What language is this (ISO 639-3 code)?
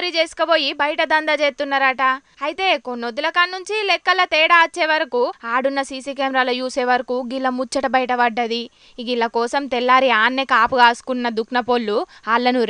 tel